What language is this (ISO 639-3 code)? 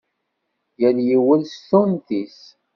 kab